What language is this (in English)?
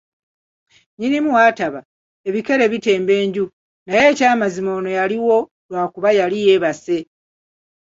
Ganda